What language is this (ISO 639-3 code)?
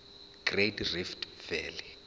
zul